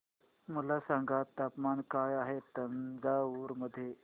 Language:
Marathi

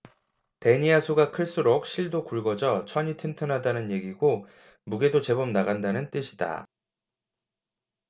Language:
Korean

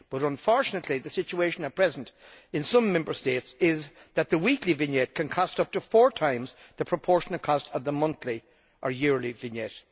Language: English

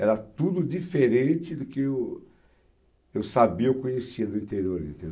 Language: Portuguese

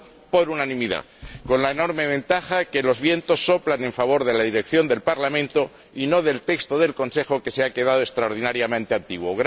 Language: Spanish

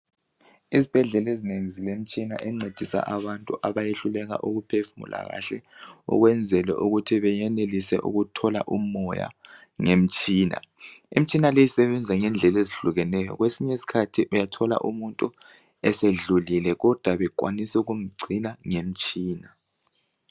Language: North Ndebele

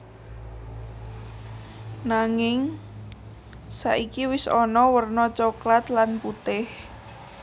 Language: Javanese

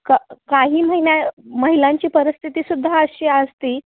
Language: Marathi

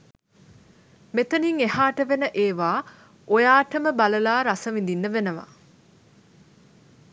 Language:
Sinhala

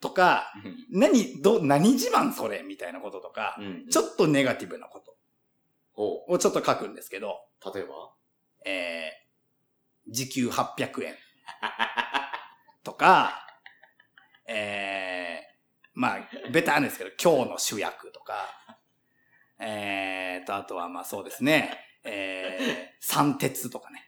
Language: Japanese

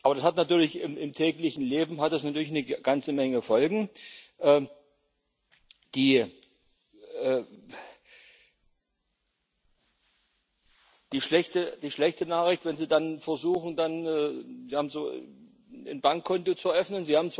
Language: German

